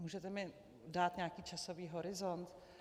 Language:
Czech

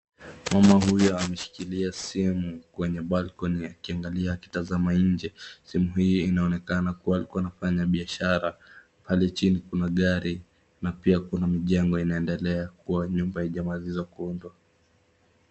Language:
Swahili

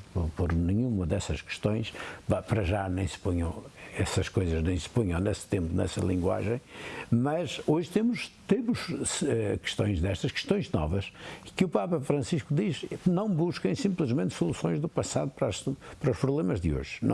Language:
Portuguese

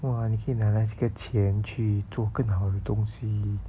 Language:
English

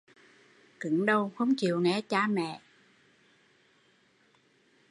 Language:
Vietnamese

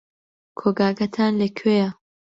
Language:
Central Kurdish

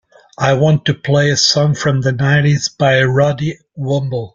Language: English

